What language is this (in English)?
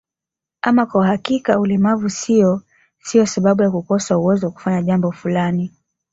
Swahili